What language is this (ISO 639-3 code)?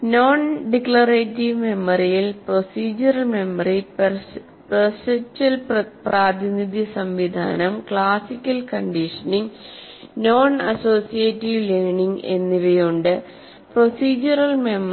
mal